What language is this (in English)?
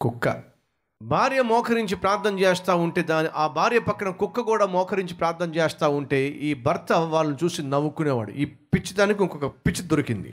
Telugu